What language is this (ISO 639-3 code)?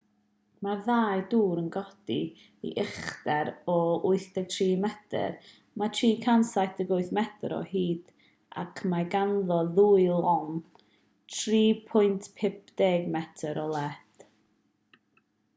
cym